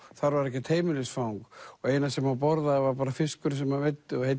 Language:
Icelandic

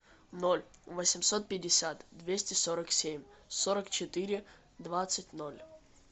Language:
Russian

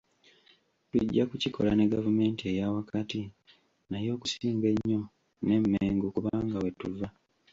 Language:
Ganda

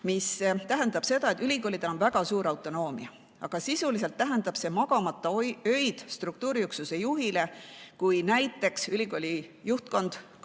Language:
Estonian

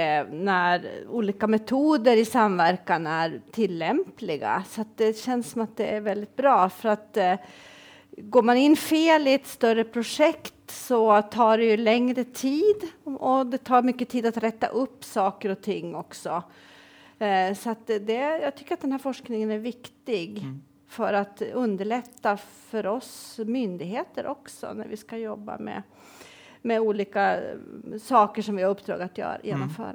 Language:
Swedish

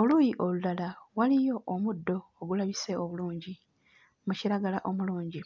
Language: Ganda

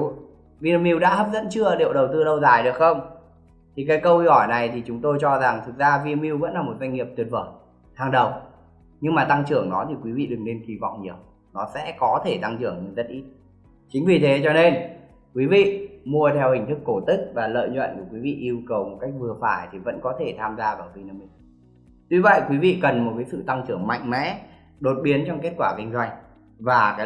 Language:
Vietnamese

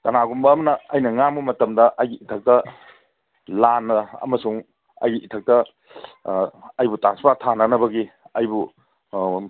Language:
Manipuri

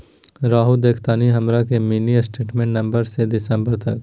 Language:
Magahi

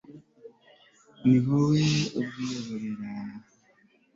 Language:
Kinyarwanda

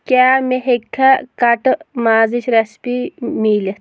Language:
Kashmiri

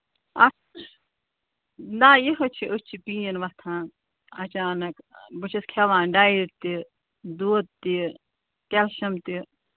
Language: Kashmiri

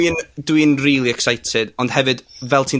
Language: Welsh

